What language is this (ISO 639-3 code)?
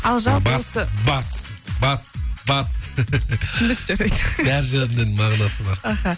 kaz